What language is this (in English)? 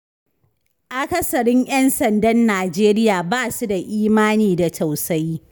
Hausa